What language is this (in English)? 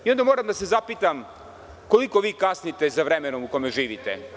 Serbian